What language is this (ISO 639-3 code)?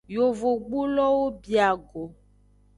ajg